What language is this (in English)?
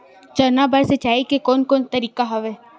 Chhattisgarhi